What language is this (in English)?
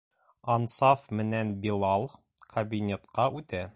Bashkir